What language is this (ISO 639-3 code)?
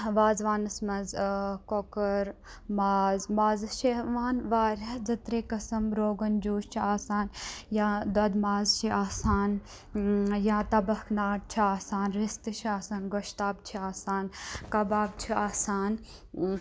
kas